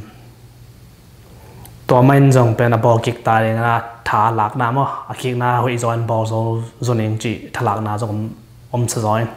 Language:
Thai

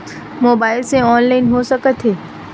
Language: Chhattisgarhi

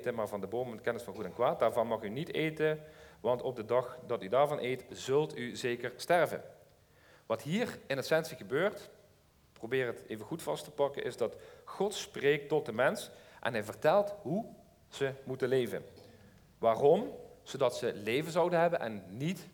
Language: Dutch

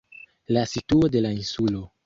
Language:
Esperanto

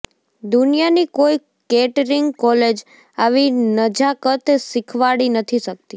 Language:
Gujarati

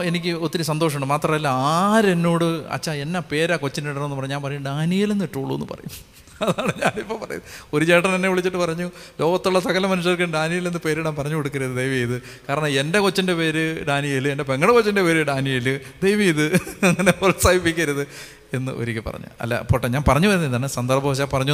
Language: Malayalam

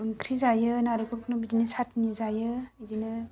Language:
Bodo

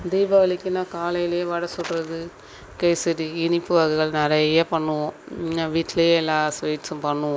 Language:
Tamil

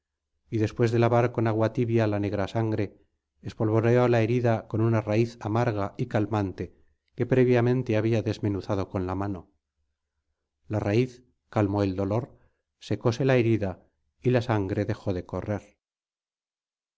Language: Spanish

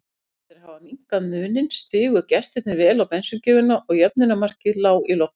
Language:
Icelandic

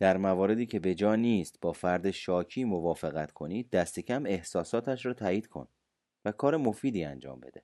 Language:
Persian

